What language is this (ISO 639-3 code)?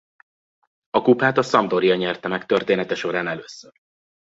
hun